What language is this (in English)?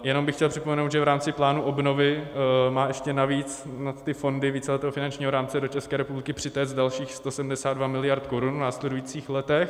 Czech